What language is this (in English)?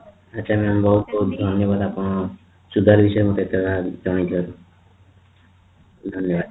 Odia